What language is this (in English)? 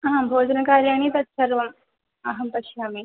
Sanskrit